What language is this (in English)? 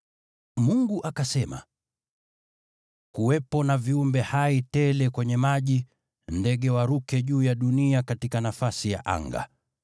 Swahili